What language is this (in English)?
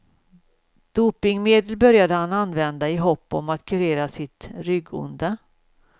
Swedish